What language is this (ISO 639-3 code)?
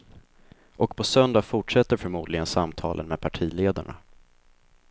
swe